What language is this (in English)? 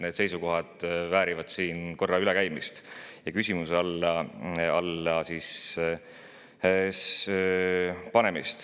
Estonian